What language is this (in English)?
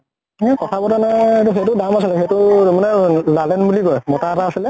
Assamese